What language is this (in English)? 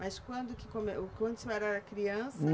Portuguese